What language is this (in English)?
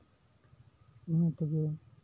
Santali